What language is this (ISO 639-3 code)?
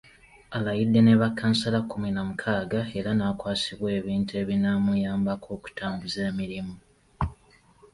lug